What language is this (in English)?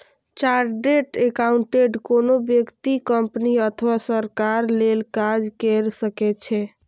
Maithili